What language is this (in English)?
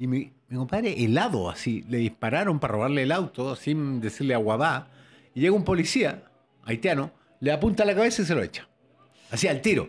Spanish